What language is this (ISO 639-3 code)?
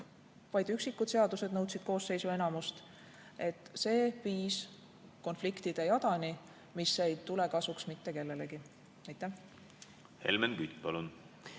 est